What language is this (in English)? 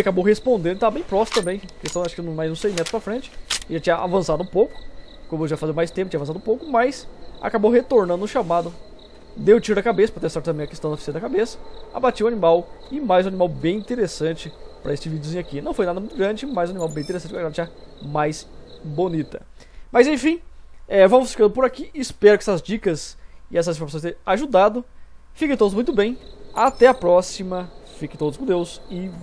Portuguese